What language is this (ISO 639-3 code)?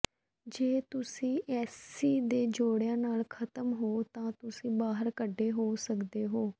pan